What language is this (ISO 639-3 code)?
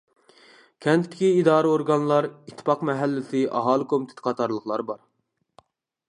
uig